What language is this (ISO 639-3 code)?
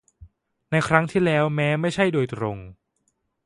tha